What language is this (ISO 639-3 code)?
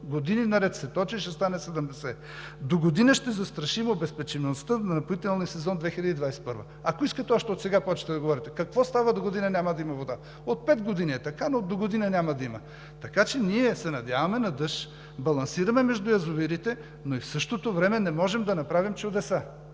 bul